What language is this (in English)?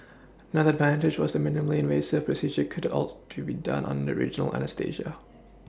English